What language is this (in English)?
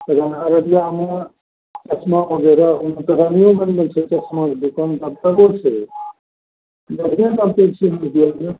Maithili